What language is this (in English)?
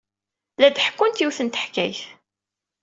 Kabyle